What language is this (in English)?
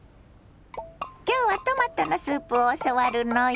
Japanese